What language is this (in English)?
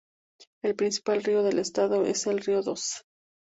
Spanish